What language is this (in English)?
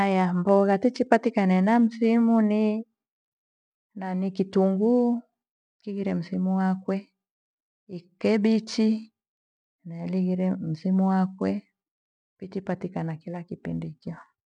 Gweno